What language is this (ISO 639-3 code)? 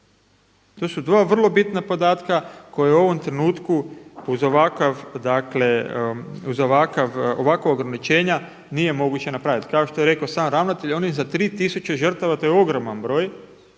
hrv